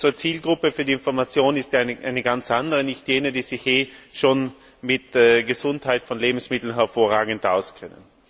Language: German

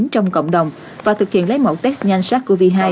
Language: Vietnamese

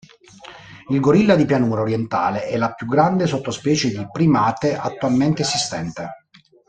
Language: Italian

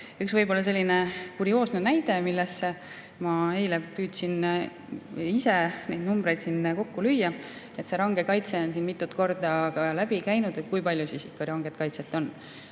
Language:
Estonian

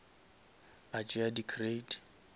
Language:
Northern Sotho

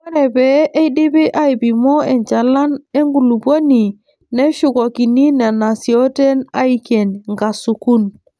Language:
Masai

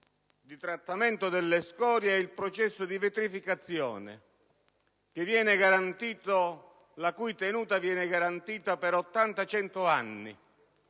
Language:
Italian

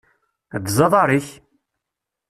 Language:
Kabyle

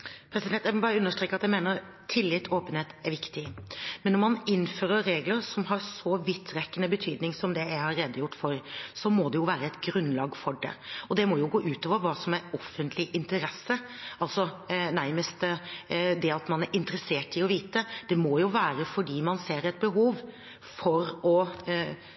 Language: Norwegian Bokmål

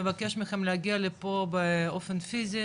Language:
Hebrew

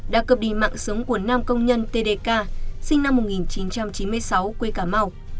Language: Vietnamese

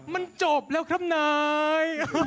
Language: Thai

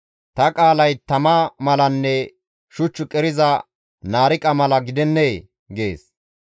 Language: Gamo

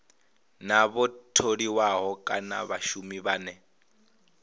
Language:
Venda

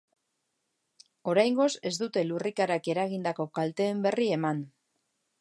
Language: Basque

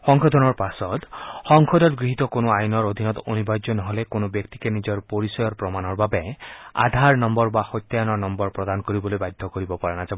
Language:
Assamese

